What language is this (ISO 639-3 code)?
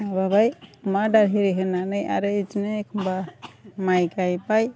brx